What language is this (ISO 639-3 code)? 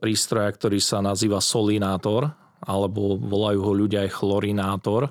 slk